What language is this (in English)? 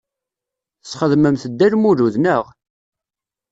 Kabyle